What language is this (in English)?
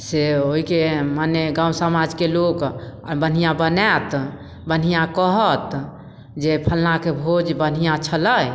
Maithili